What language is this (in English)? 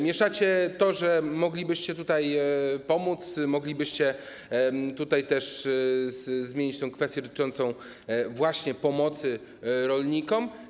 Polish